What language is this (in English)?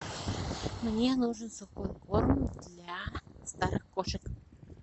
Russian